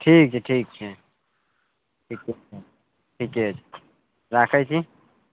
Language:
Maithili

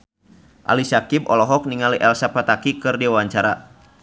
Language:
Sundanese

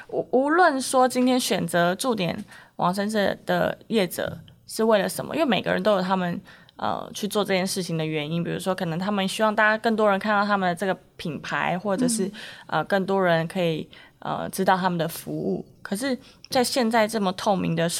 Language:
Chinese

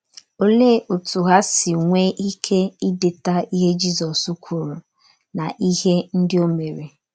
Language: Igbo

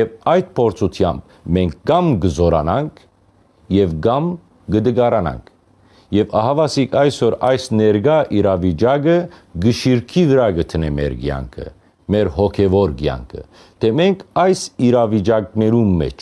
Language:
Armenian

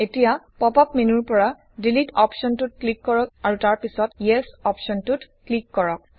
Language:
Assamese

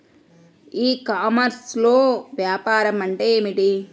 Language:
Telugu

